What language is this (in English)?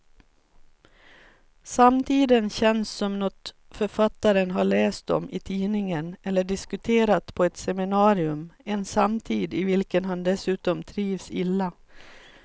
Swedish